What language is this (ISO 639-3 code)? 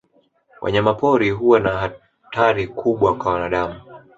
swa